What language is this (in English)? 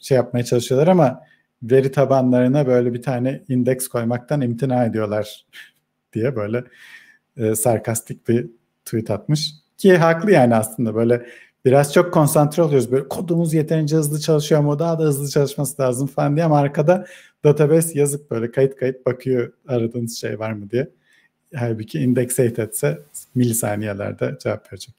Turkish